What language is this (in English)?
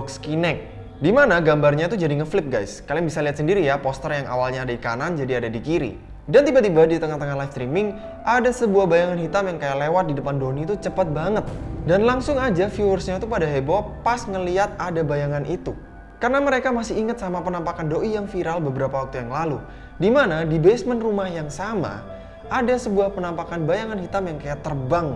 Indonesian